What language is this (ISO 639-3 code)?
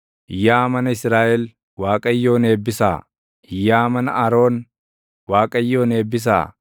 orm